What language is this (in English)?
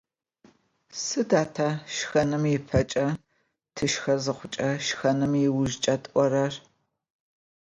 Adyghe